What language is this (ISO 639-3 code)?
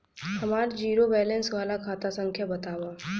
bho